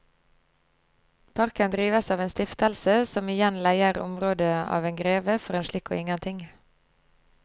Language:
Norwegian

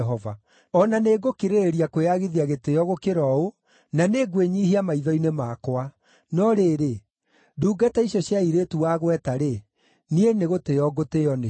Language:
Kikuyu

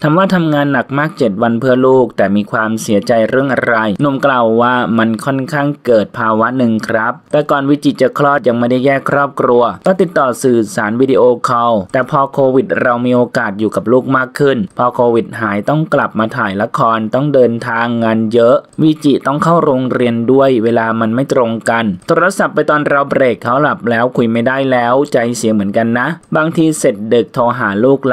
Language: Thai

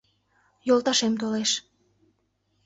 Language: Mari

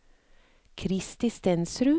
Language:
Norwegian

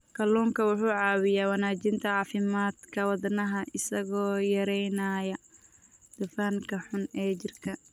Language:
Somali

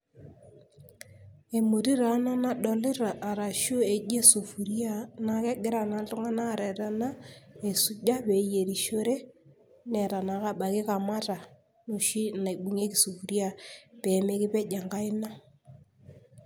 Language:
Masai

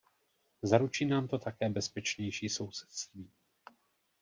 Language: Czech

